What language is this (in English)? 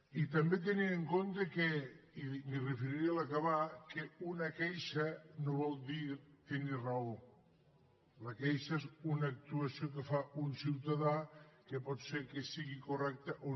Catalan